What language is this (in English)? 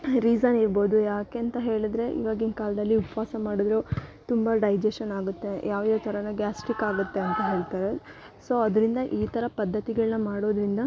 Kannada